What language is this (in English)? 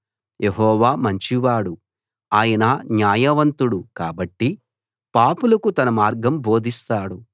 Telugu